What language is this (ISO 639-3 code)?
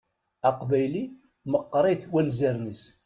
kab